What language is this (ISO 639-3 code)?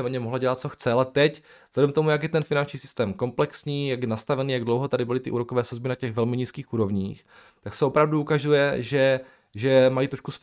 ces